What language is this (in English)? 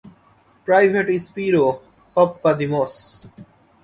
Bangla